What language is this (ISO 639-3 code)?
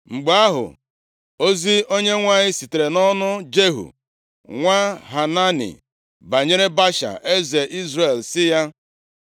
ibo